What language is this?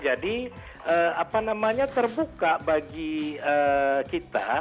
Indonesian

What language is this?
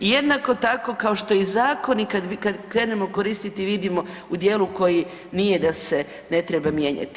Croatian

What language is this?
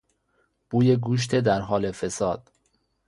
Persian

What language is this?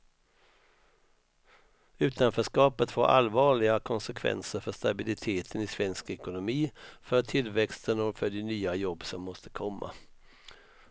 Swedish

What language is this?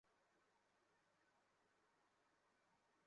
Bangla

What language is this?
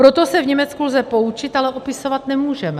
Czech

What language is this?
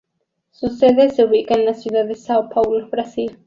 Spanish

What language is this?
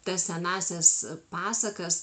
Lithuanian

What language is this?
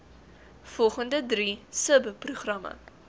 Afrikaans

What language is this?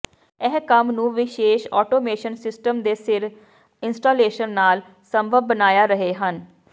Punjabi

